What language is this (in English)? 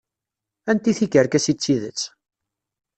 Kabyle